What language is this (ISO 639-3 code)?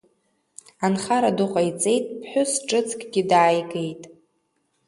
abk